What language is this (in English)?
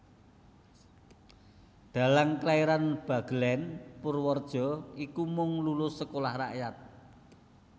Javanese